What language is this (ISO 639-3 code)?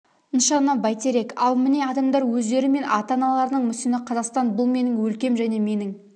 kaz